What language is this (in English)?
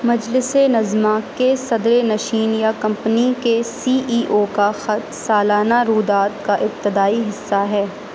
Urdu